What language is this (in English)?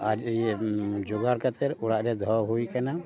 Santali